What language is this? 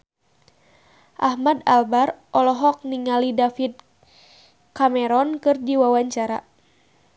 Sundanese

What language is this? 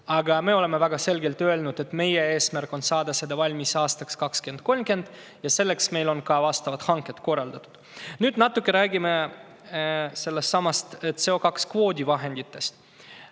Estonian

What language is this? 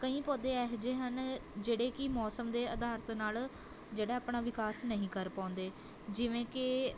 Punjabi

